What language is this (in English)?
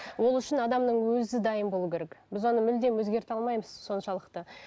Kazakh